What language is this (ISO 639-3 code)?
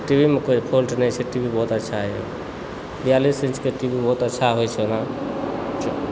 mai